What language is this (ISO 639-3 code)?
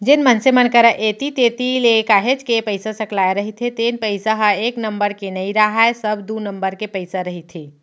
hne